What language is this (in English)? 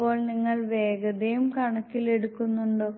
Malayalam